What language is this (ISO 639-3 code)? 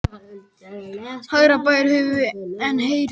isl